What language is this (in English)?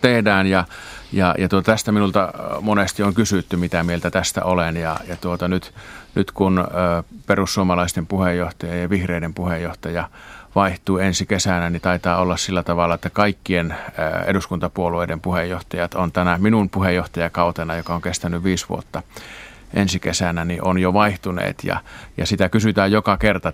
Finnish